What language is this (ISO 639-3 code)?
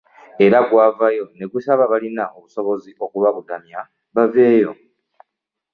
lug